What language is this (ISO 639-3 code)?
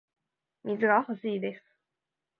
jpn